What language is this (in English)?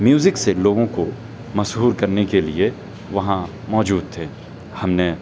Urdu